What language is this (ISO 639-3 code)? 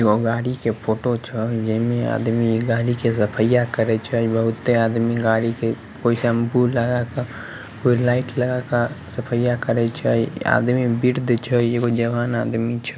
mag